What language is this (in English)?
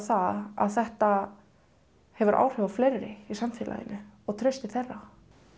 Icelandic